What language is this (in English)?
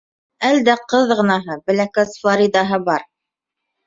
Bashkir